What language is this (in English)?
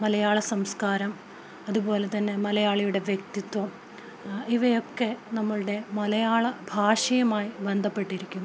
Malayalam